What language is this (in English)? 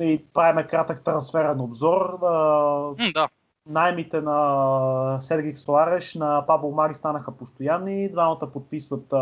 Bulgarian